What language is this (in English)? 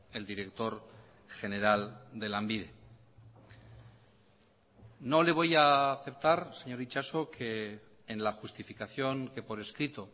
Spanish